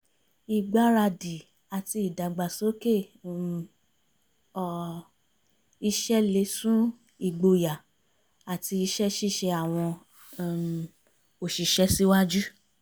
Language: Yoruba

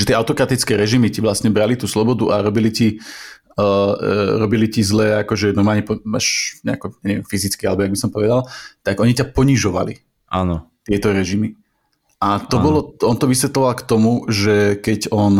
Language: Slovak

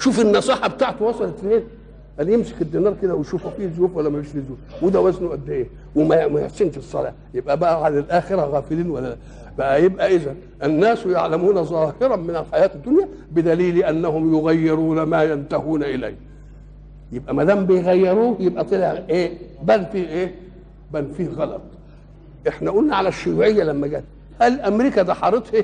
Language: Arabic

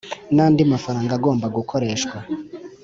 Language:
Kinyarwanda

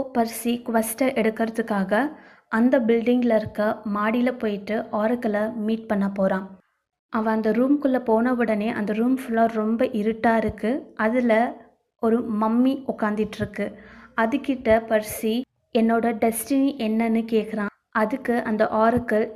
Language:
Tamil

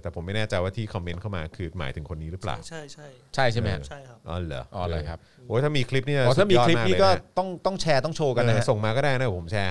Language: Thai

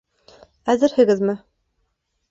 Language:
Bashkir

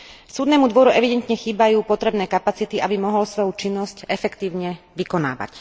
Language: Slovak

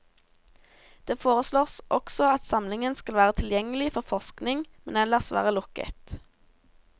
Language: Norwegian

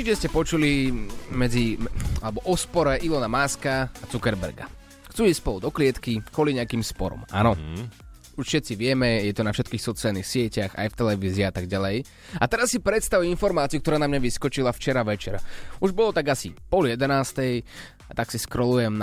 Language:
Slovak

